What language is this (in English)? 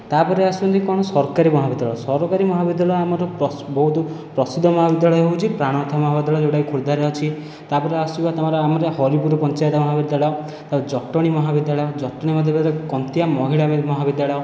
Odia